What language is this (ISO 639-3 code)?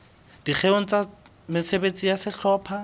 sot